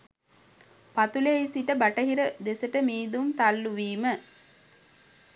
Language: Sinhala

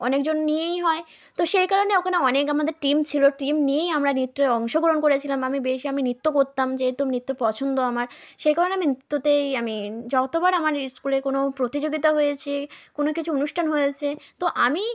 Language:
Bangla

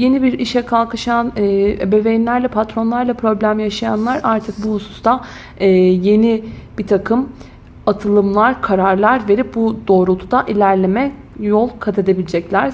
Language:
Turkish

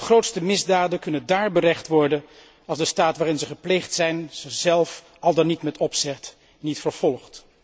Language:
Dutch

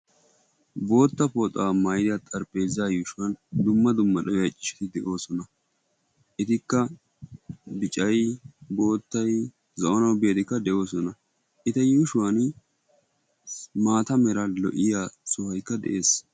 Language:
Wolaytta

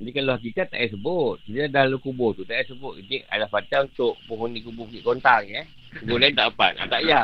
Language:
Malay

